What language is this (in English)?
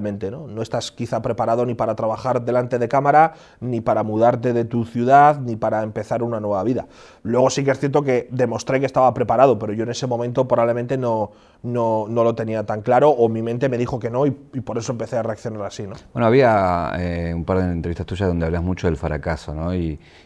Spanish